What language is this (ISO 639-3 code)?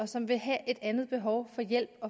dan